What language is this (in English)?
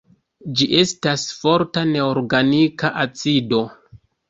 Esperanto